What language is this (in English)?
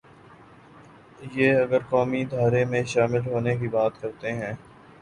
Urdu